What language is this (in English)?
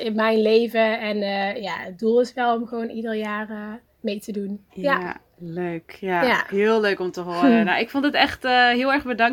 Dutch